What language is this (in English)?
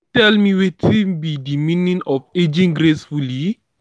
Nigerian Pidgin